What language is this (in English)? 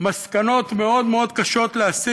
Hebrew